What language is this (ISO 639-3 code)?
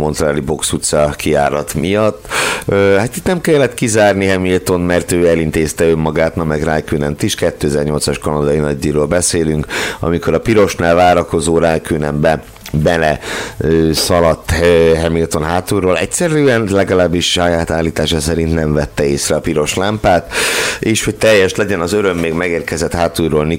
hun